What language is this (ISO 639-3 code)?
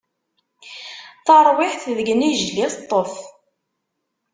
kab